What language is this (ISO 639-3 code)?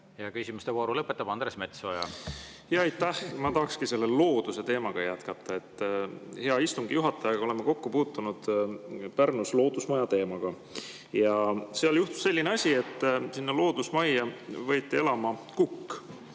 est